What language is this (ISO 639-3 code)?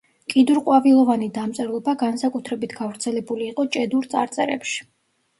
kat